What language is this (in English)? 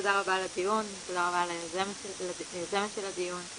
Hebrew